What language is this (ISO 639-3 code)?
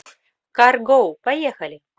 rus